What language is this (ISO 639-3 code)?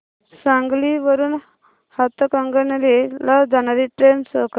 mar